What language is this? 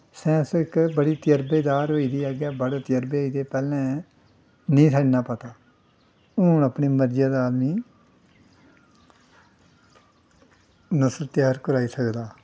Dogri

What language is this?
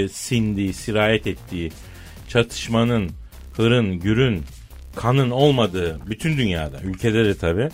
Turkish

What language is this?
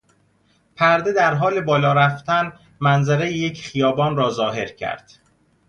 Persian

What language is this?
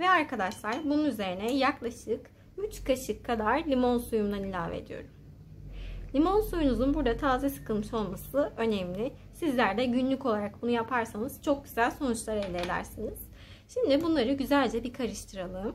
Turkish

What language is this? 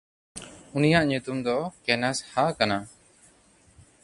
Santali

